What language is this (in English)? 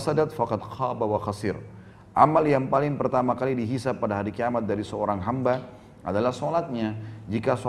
Indonesian